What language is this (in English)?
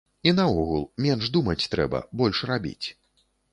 Belarusian